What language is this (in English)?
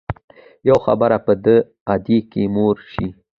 Pashto